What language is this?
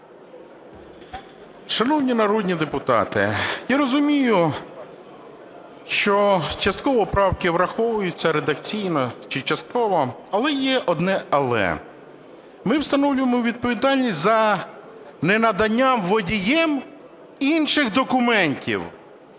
Ukrainian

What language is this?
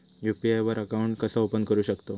Marathi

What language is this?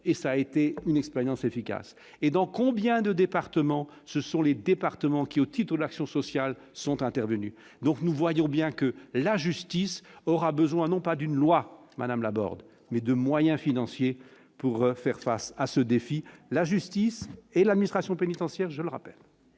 French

